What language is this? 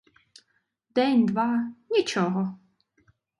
Ukrainian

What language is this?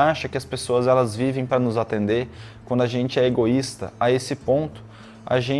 Portuguese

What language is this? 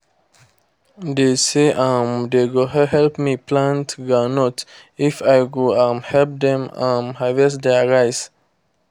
Nigerian Pidgin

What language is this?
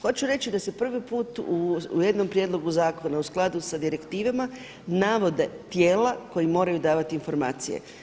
Croatian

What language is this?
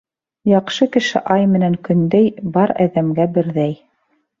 Bashkir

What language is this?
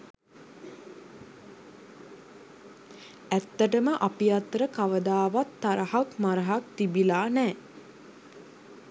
Sinhala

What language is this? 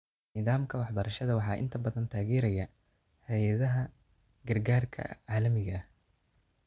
Somali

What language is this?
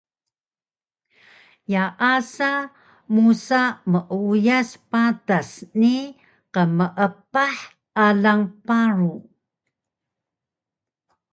Taroko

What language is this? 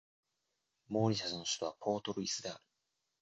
Japanese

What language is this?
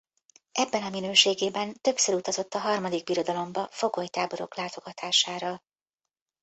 Hungarian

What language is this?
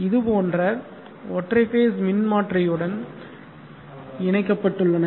Tamil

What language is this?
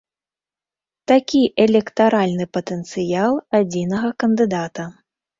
Belarusian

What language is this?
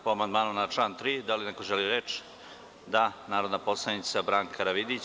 Serbian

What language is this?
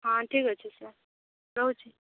Odia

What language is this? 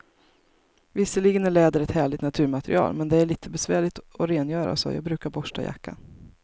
Swedish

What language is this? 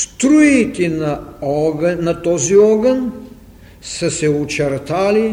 Bulgarian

